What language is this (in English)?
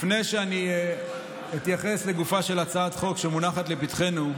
Hebrew